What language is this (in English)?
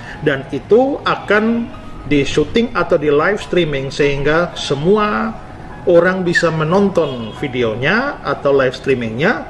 Indonesian